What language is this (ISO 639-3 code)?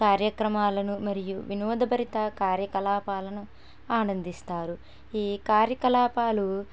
tel